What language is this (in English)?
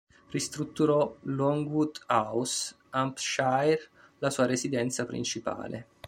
Italian